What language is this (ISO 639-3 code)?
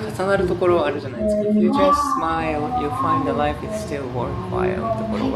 jpn